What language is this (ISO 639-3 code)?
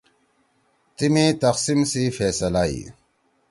trw